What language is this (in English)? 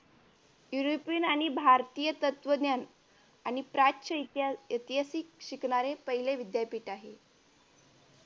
Marathi